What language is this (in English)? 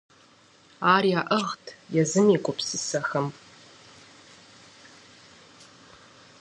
Kabardian